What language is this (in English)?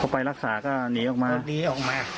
Thai